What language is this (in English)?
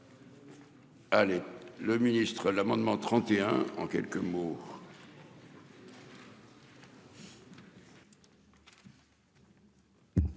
French